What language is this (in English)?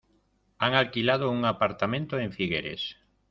Spanish